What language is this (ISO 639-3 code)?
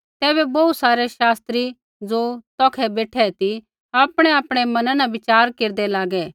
kfx